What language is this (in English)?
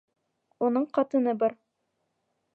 Bashkir